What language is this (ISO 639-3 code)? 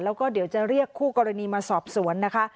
tha